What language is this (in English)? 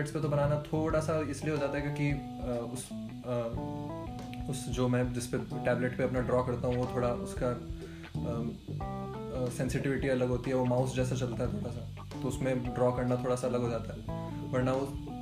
Hindi